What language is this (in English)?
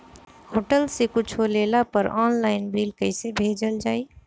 Bhojpuri